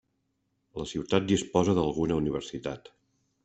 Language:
Catalan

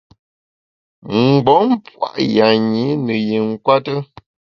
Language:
Bamun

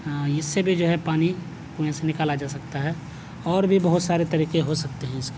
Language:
Urdu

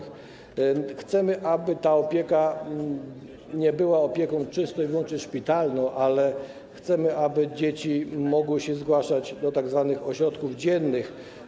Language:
Polish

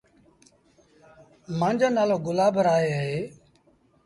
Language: Sindhi Bhil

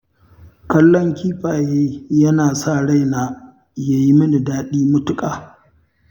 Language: Hausa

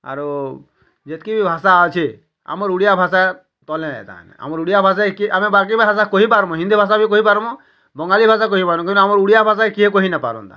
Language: Odia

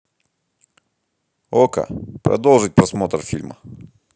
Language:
Russian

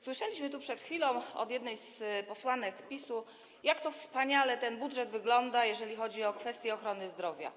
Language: Polish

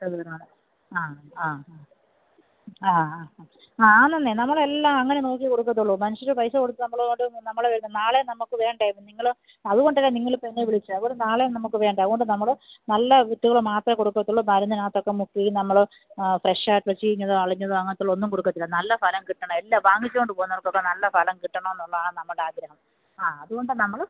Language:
Malayalam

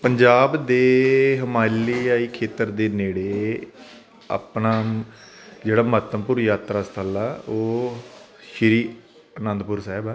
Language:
Punjabi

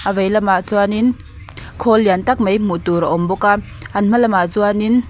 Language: Mizo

